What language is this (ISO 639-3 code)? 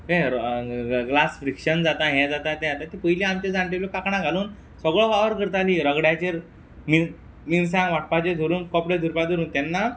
kok